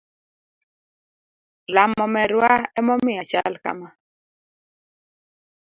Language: Luo (Kenya and Tanzania)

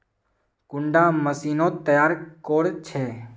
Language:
Magahi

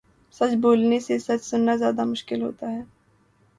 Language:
Urdu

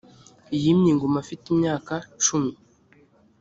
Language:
Kinyarwanda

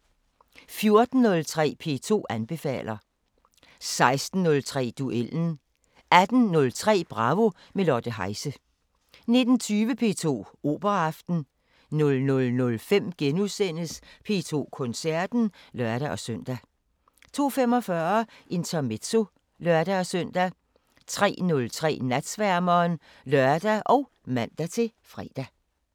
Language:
Danish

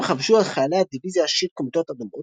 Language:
Hebrew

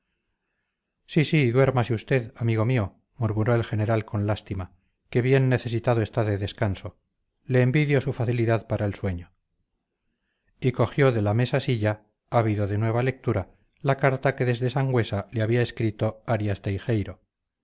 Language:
Spanish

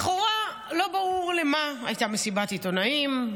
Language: Hebrew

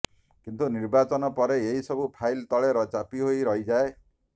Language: Odia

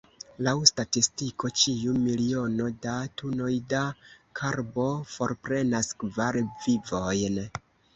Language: Esperanto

